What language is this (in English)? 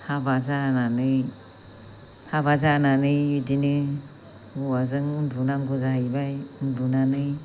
Bodo